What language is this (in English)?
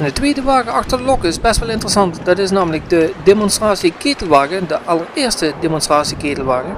Dutch